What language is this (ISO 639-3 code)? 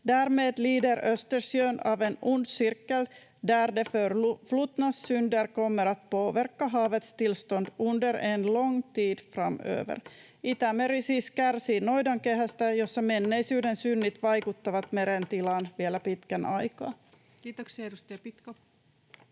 fin